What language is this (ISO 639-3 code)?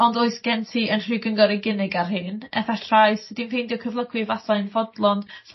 cym